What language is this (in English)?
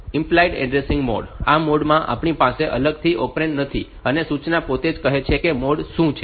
Gujarati